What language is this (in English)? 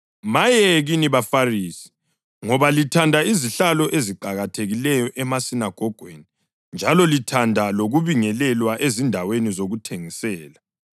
North Ndebele